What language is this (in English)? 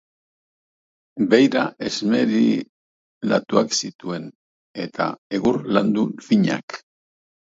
Basque